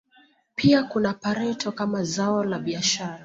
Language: Swahili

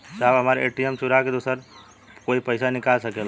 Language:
Bhojpuri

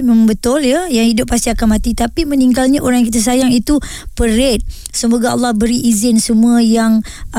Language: Malay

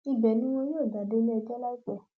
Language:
Yoruba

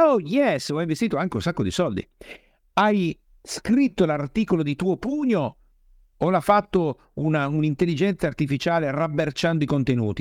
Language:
Italian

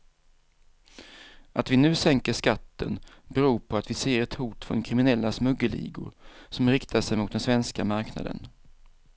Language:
Swedish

